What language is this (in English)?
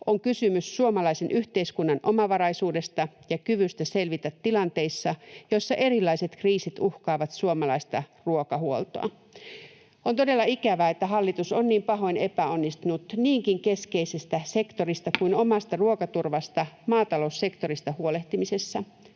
Finnish